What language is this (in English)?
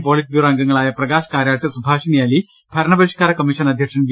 Malayalam